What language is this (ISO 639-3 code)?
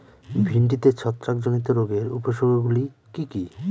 ben